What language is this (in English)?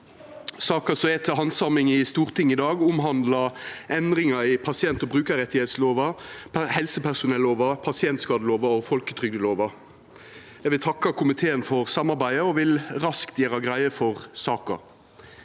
Norwegian